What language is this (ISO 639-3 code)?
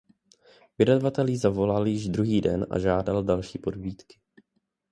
ces